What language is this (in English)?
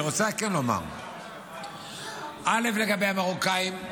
Hebrew